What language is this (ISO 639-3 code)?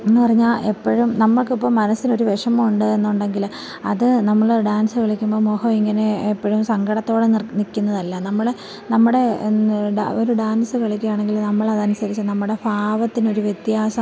mal